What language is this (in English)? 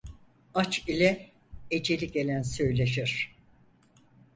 Turkish